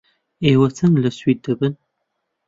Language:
Central Kurdish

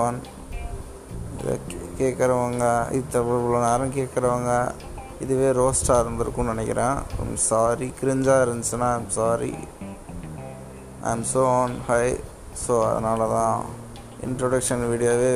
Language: Tamil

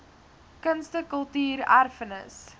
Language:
Afrikaans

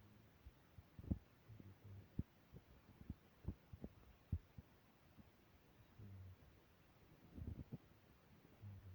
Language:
Kalenjin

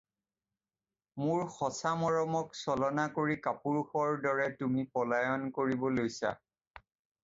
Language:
Assamese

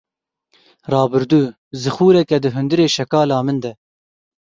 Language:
Kurdish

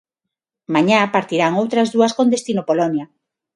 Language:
Galician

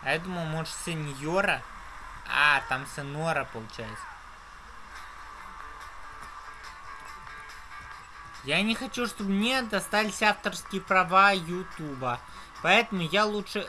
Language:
Russian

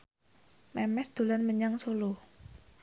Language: Javanese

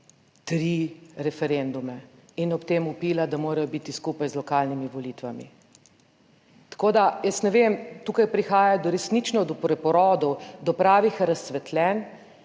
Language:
Slovenian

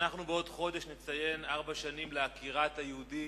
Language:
Hebrew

